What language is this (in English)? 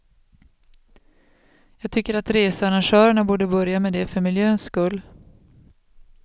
Swedish